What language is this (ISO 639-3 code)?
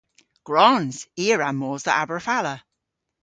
cor